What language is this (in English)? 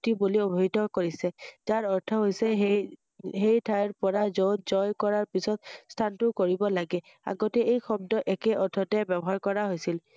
Assamese